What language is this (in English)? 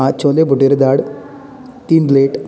Konkani